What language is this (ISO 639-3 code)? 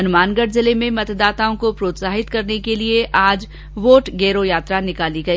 hin